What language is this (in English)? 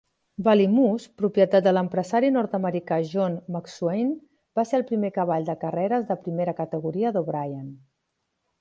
Catalan